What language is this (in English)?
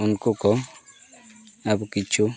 Santali